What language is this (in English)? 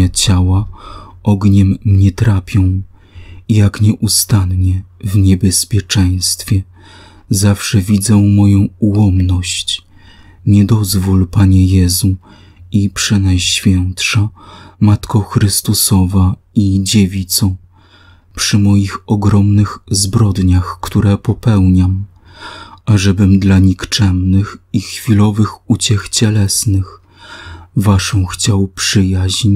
Polish